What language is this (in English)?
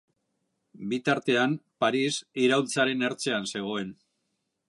Basque